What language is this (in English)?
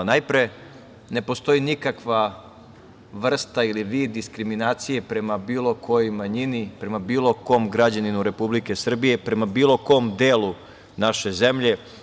Serbian